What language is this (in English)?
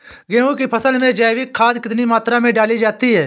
Hindi